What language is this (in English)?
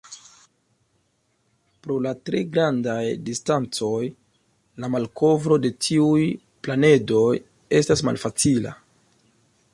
Esperanto